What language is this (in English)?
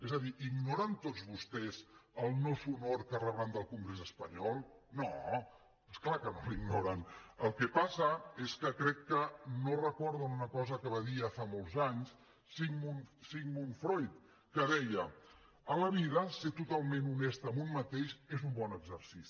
Catalan